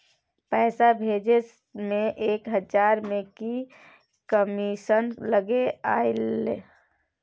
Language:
Maithili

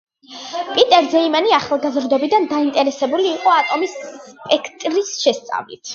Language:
Georgian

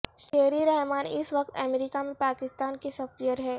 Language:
Urdu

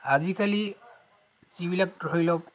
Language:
Assamese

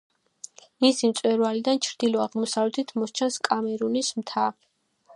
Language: Georgian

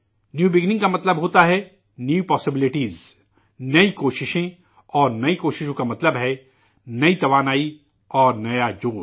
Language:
Urdu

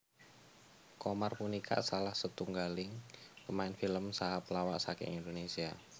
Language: Javanese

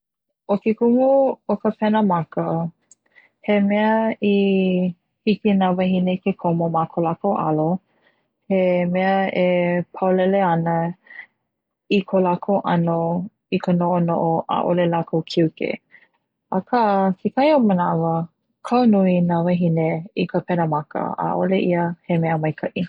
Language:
Hawaiian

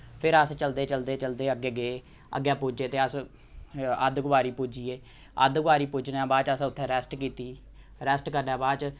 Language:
Dogri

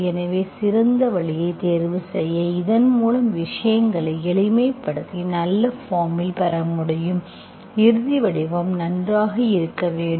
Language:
Tamil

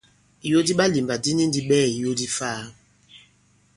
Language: Bankon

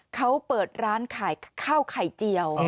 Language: Thai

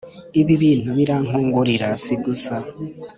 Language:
Kinyarwanda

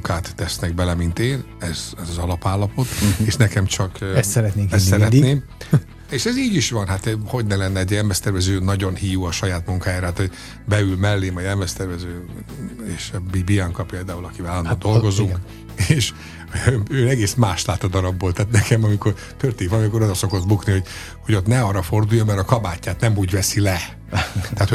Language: Hungarian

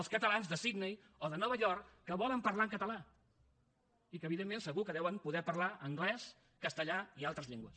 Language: Catalan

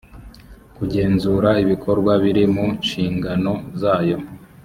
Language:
Kinyarwanda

